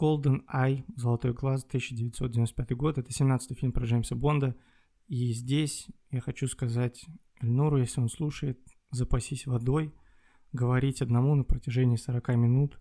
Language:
Russian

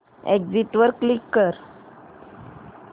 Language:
Marathi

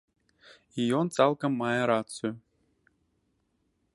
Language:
Belarusian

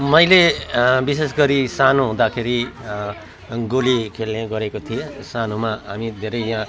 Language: Nepali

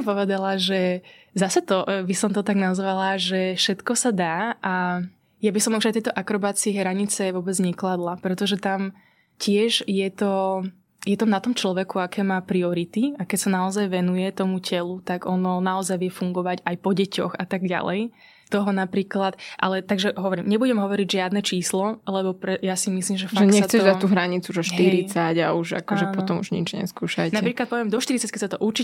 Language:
Slovak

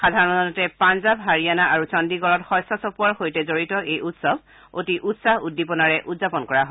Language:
Assamese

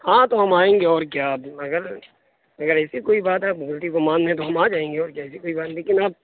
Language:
Urdu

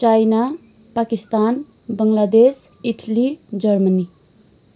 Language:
Nepali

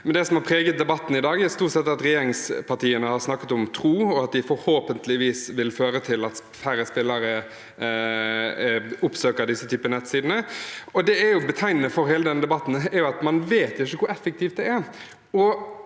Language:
Norwegian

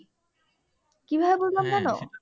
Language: Bangla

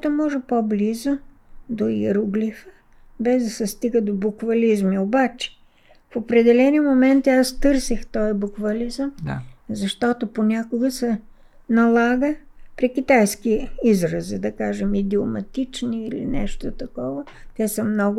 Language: Bulgarian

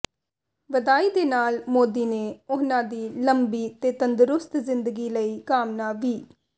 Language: Punjabi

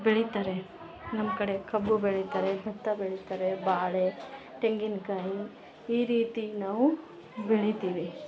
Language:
Kannada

